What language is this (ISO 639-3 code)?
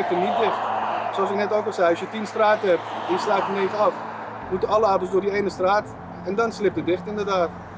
nld